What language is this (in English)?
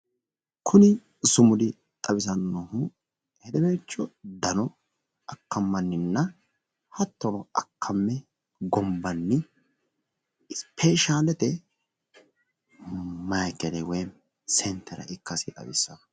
Sidamo